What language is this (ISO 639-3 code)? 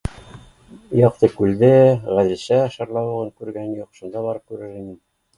bak